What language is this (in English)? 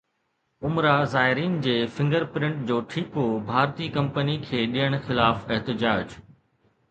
Sindhi